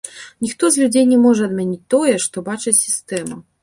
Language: Belarusian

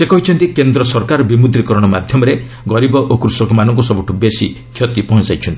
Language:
Odia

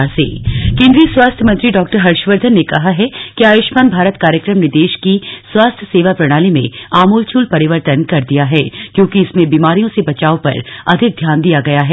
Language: Hindi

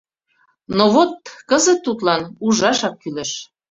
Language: Mari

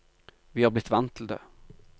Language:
Norwegian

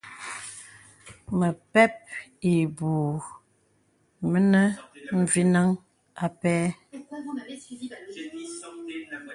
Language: Bebele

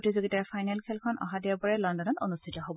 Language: Assamese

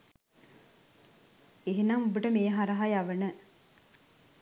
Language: Sinhala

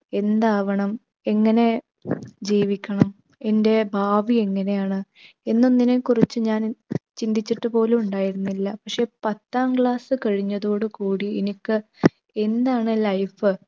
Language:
Malayalam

